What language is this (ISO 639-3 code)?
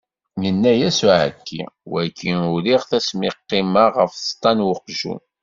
kab